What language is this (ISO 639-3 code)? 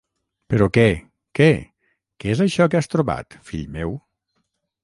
cat